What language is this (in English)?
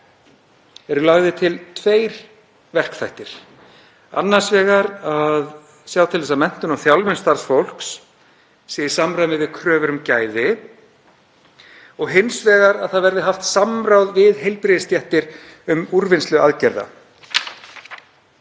Icelandic